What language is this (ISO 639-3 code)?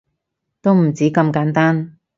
yue